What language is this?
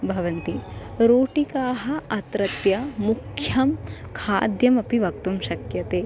Sanskrit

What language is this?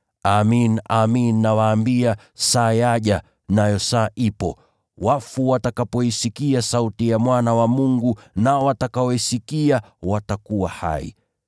Swahili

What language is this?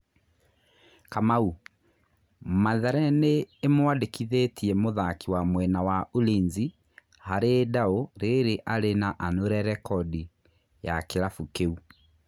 Kikuyu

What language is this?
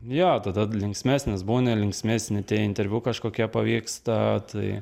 Lithuanian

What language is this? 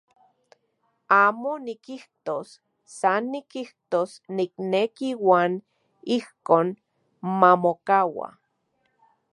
Central Puebla Nahuatl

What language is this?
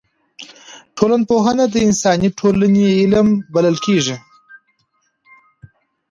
Pashto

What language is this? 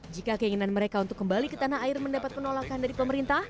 Indonesian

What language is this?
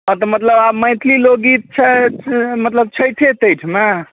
Maithili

